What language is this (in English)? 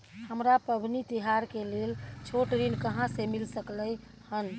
Maithili